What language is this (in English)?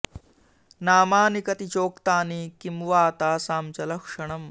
Sanskrit